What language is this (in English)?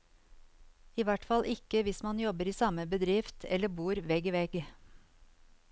Norwegian